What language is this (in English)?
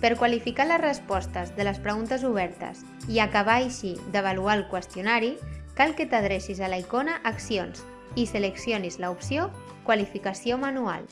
Catalan